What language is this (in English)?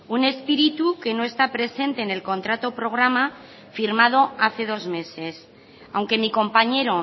Spanish